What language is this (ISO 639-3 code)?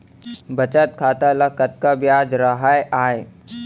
hne